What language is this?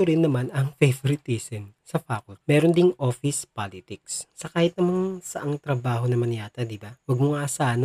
Filipino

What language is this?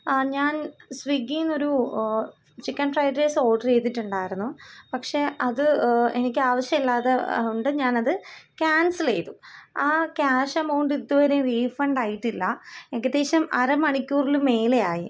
Malayalam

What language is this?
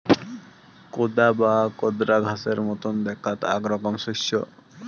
Bangla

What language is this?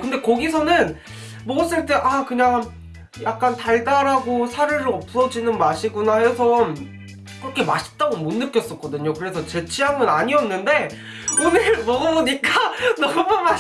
Korean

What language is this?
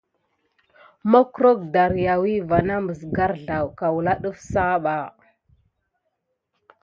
Gidar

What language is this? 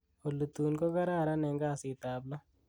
Kalenjin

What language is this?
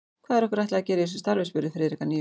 Icelandic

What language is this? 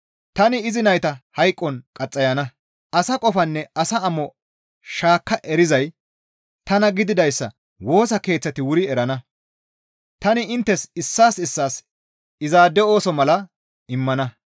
Gamo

